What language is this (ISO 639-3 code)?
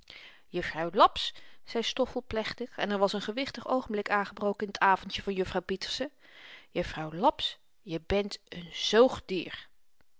nld